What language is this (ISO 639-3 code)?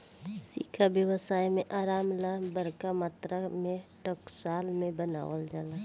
bho